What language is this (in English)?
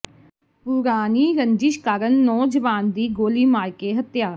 Punjabi